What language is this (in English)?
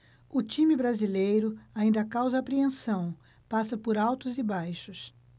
Portuguese